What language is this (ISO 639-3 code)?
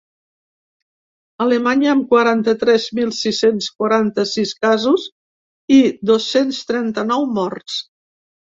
cat